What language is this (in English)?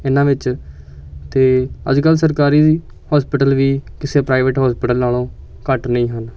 Punjabi